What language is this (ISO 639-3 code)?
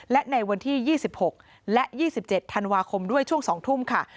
tha